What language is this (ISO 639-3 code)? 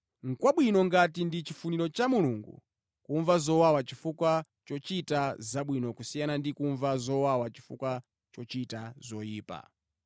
nya